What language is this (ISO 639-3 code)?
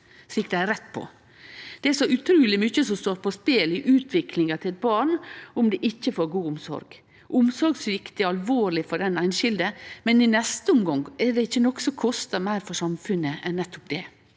nor